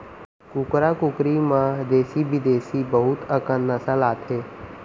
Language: Chhattisgarhi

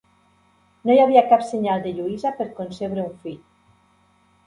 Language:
Catalan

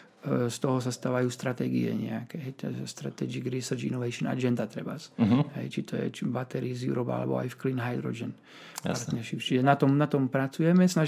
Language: Slovak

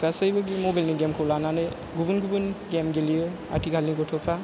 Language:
Bodo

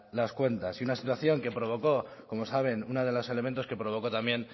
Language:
Spanish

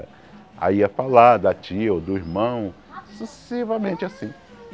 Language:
Portuguese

